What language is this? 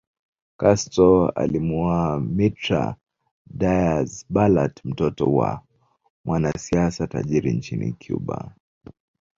Swahili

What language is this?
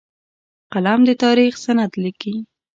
Pashto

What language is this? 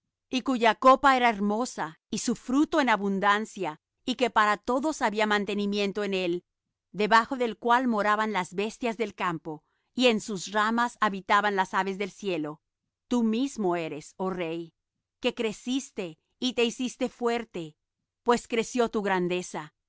Spanish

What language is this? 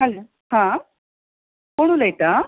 Konkani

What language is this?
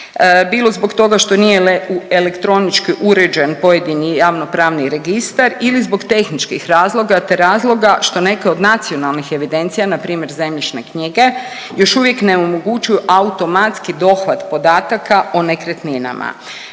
Croatian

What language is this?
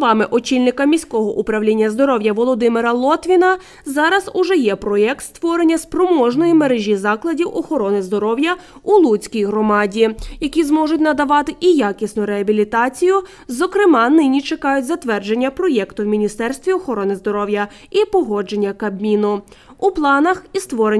Ukrainian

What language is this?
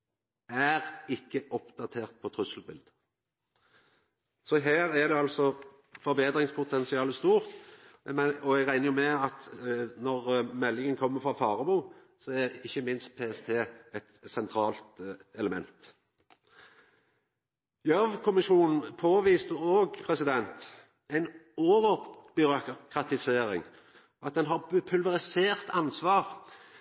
Norwegian Nynorsk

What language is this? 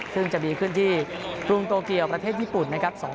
Thai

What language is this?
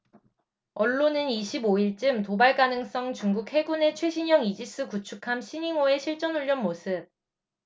Korean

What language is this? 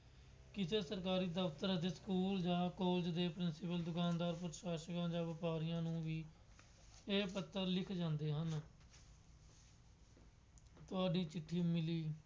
Punjabi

